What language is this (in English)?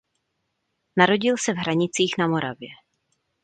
Czech